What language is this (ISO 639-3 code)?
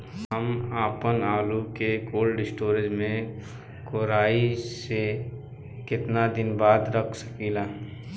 bho